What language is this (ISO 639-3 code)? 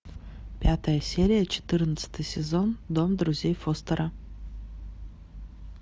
rus